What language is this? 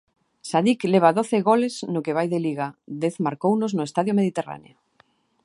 Galician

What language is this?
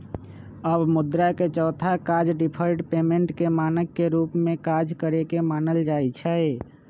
Magahi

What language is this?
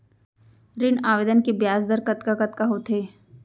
Chhattisgarhi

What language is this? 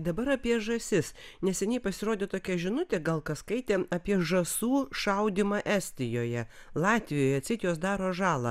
Lithuanian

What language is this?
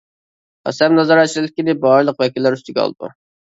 Uyghur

